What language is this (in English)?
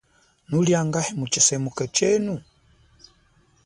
Chokwe